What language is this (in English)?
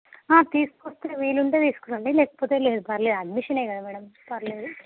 Telugu